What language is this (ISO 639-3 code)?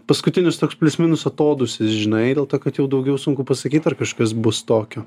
lit